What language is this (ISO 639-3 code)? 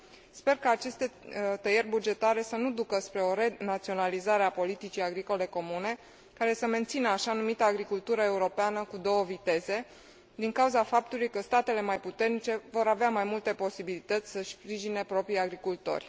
ron